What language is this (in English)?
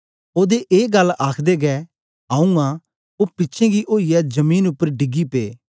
Dogri